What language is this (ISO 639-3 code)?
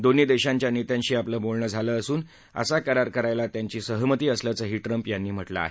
mar